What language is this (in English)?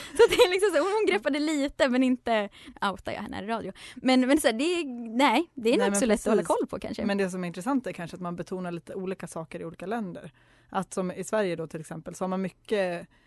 Swedish